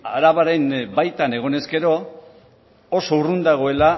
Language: Basque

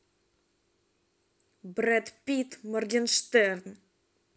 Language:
Russian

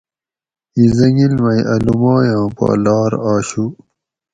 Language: Gawri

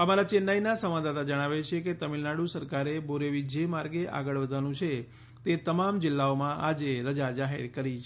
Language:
Gujarati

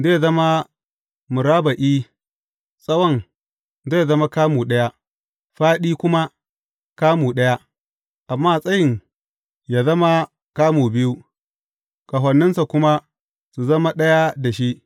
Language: Hausa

